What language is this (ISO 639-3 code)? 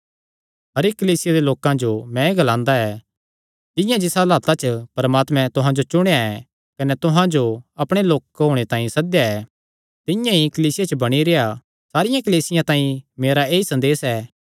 xnr